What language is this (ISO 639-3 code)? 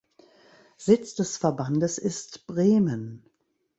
deu